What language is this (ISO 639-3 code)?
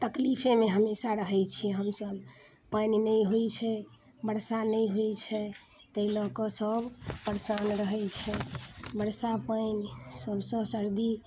mai